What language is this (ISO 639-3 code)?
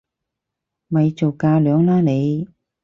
yue